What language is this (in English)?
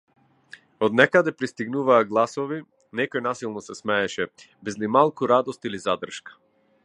Macedonian